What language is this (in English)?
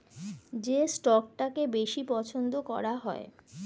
Bangla